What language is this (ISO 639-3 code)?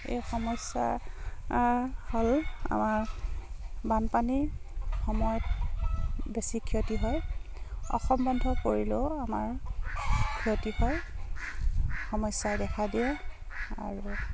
asm